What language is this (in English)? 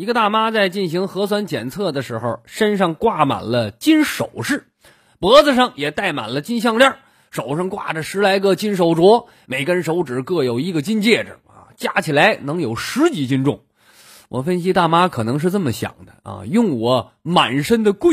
Chinese